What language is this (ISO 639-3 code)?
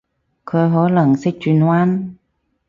yue